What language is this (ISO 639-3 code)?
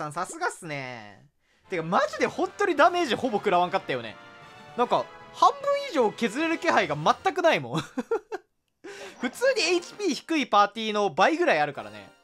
jpn